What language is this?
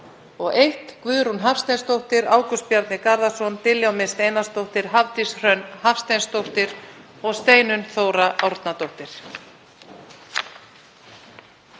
Icelandic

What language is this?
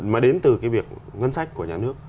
Vietnamese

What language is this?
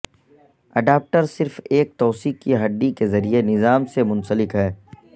Urdu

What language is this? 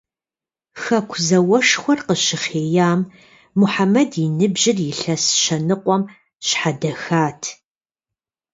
Kabardian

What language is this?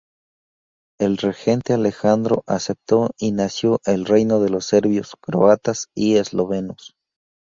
Spanish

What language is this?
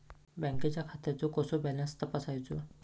Marathi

